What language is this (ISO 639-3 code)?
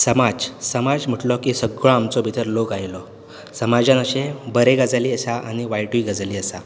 kok